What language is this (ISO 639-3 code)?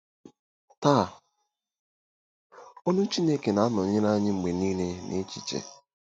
ibo